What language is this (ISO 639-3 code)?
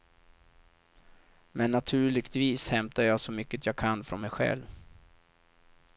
swe